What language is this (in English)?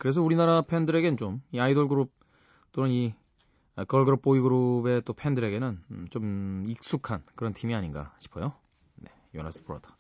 Korean